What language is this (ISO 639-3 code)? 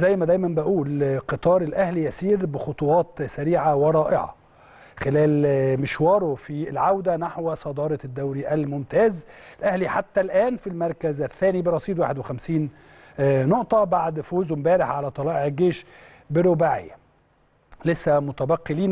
ara